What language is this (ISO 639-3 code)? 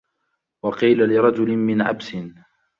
ara